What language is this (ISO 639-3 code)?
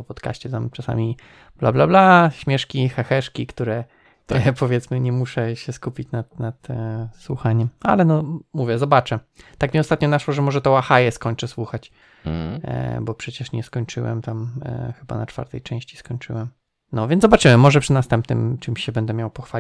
pol